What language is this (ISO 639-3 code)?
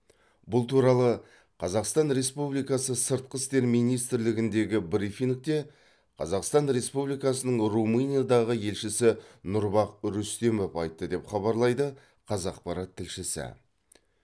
kaz